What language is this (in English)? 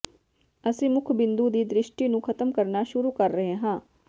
Punjabi